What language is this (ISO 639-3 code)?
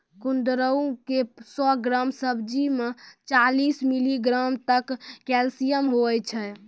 mai